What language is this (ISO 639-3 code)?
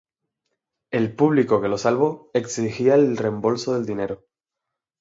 spa